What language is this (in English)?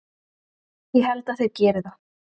Icelandic